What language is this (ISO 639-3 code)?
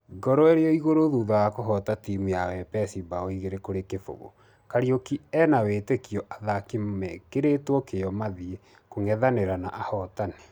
kik